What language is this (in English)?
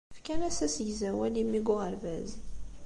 Kabyle